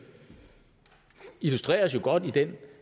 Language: Danish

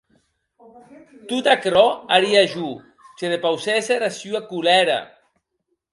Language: Occitan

